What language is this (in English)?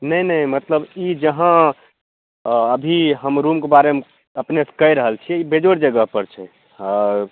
Maithili